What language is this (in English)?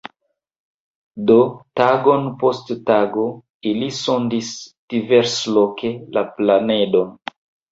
Esperanto